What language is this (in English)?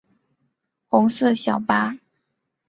Chinese